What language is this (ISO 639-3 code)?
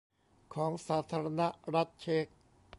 tha